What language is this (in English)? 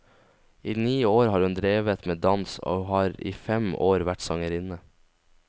Norwegian